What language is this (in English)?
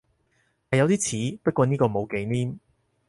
Cantonese